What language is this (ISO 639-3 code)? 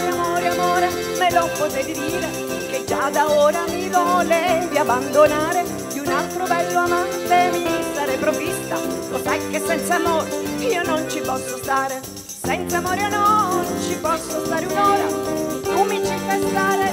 ita